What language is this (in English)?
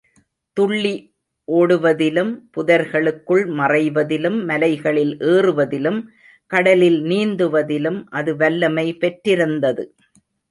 Tamil